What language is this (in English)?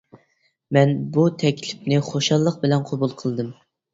Uyghur